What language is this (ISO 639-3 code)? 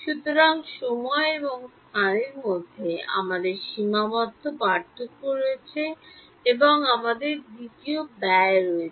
ben